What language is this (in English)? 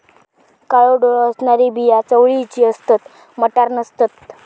Marathi